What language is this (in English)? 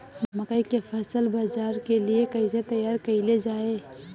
Bhojpuri